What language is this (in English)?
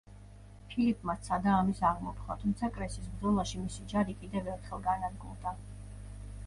Georgian